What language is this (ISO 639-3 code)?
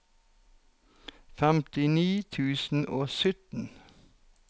nor